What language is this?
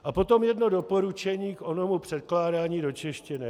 Czech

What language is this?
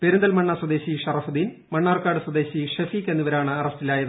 Malayalam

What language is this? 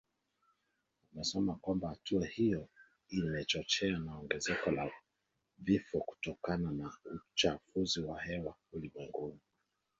Swahili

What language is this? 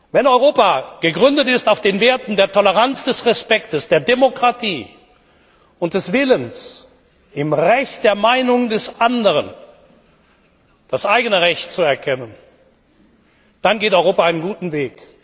German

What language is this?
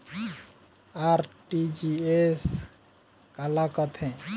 Chhattisgarhi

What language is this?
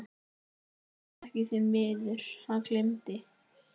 Icelandic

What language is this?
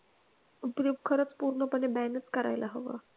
Marathi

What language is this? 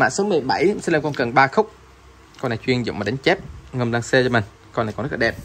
Vietnamese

